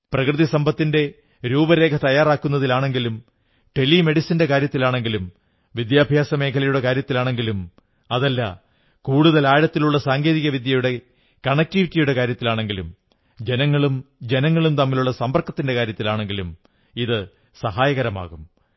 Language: Malayalam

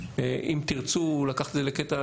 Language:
Hebrew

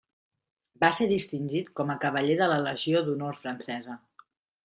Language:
Catalan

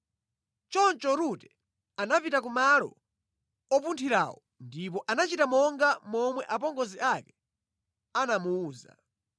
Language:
Nyanja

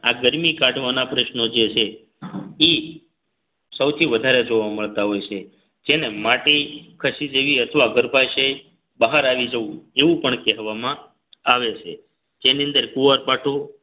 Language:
Gujarati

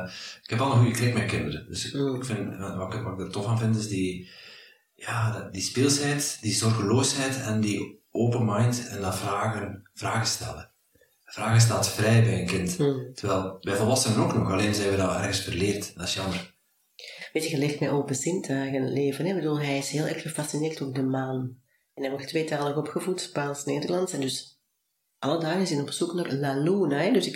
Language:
Dutch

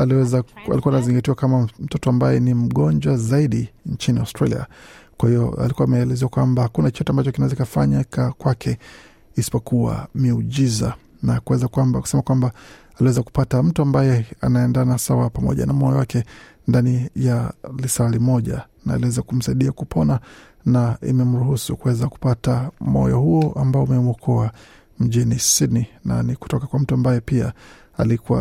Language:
Swahili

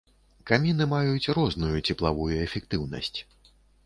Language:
Belarusian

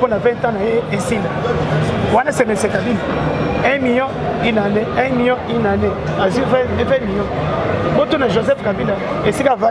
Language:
French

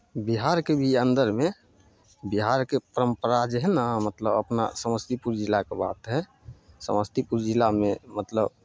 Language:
Maithili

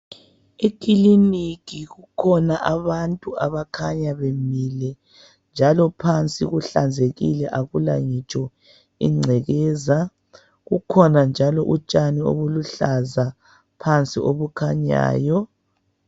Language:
North Ndebele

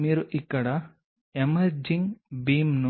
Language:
Telugu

